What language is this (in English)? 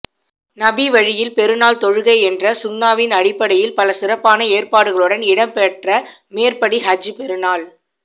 Tamil